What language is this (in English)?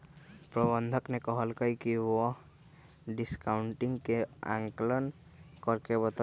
Magahi